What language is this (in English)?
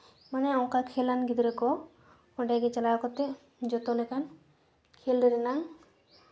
Santali